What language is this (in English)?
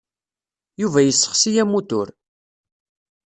Kabyle